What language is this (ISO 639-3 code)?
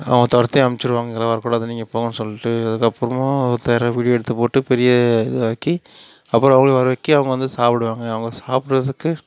tam